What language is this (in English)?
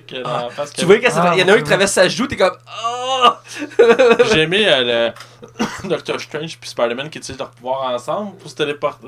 French